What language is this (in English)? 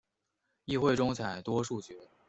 Chinese